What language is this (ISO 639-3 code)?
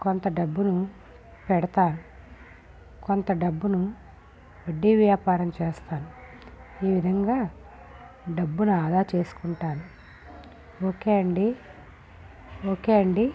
tel